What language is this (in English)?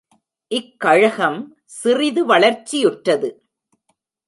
Tamil